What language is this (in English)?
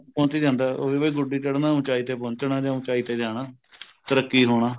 Punjabi